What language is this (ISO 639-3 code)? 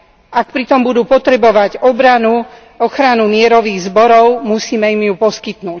slk